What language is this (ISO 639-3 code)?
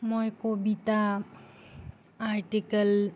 asm